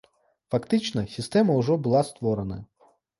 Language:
Belarusian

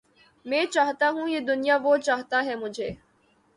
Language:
Urdu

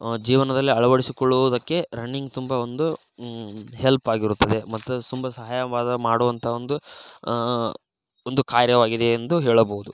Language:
Kannada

